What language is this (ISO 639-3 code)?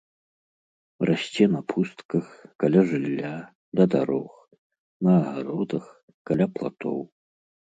bel